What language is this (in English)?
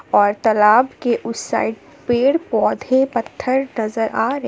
Hindi